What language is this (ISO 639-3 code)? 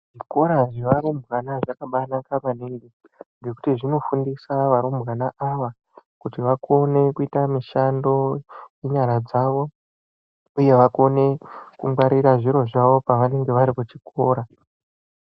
ndc